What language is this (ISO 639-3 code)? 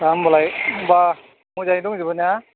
brx